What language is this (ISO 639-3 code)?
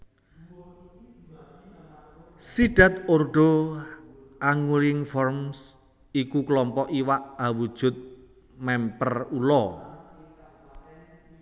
jav